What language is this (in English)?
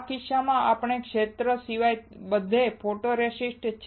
Gujarati